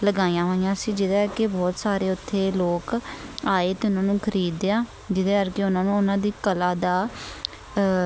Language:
Punjabi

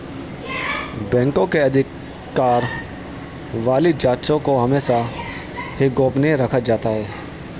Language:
Hindi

